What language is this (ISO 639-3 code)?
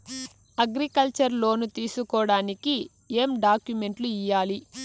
tel